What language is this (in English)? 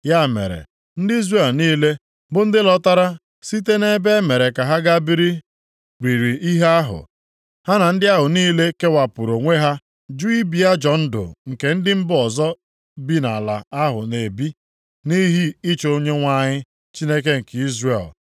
Igbo